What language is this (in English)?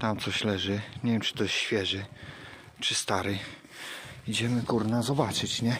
Polish